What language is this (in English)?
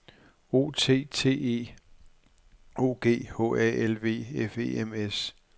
Danish